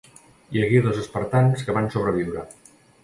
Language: Catalan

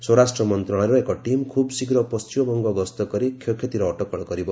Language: Odia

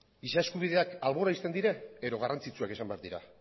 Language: Basque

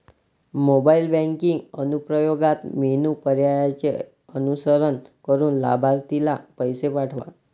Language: Marathi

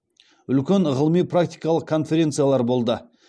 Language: Kazakh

